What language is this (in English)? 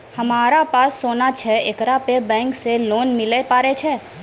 Maithili